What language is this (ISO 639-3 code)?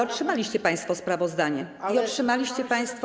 pol